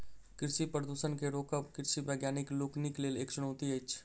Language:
Maithili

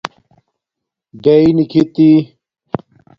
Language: Domaaki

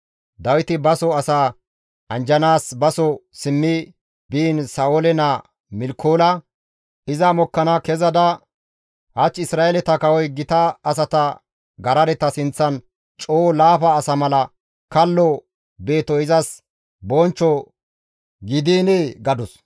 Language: Gamo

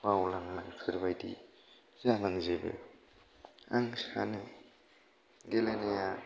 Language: Bodo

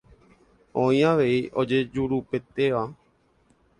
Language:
Guarani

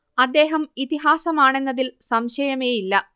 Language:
Malayalam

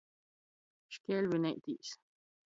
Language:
Latgalian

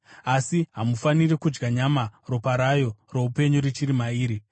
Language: Shona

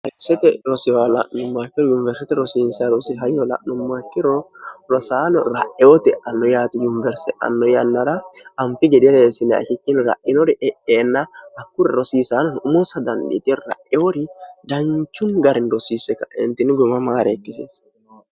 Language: Sidamo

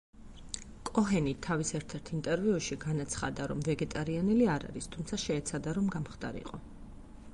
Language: Georgian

